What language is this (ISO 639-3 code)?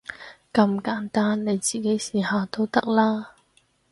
yue